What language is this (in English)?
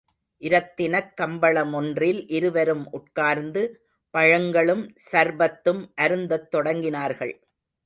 Tamil